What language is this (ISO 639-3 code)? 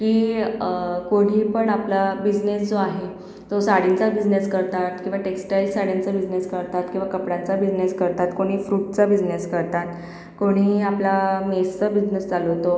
mar